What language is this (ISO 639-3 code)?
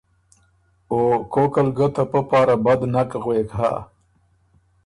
oru